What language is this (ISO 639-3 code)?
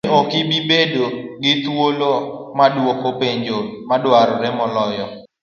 luo